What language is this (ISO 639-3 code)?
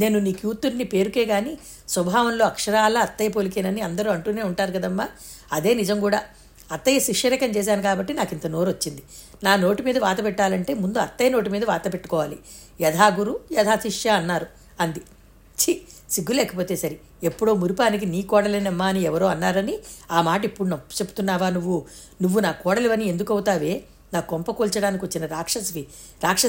tel